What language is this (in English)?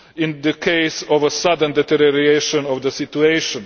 English